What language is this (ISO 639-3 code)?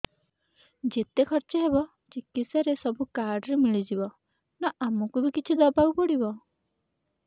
ori